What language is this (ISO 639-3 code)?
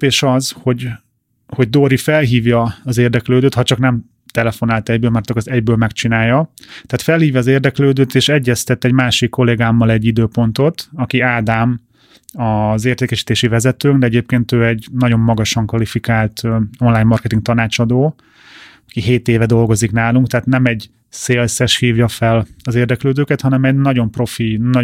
hun